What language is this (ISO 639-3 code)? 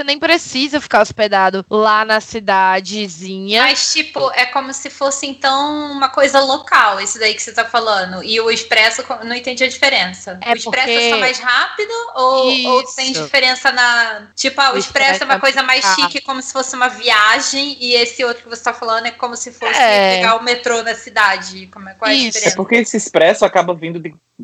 por